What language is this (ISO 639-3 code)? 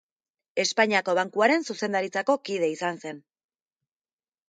eus